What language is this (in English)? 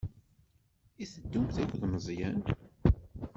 Kabyle